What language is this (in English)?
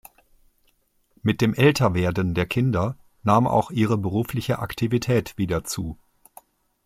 German